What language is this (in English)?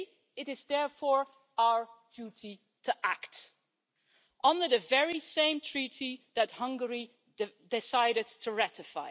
English